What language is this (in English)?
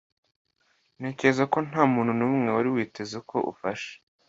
Kinyarwanda